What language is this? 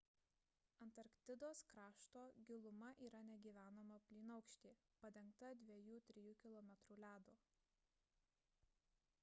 Lithuanian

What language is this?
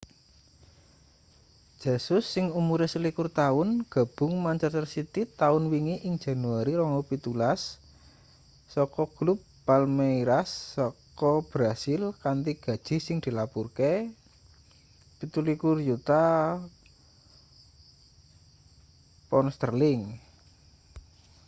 Javanese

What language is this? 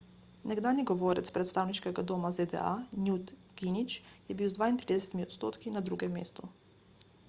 Slovenian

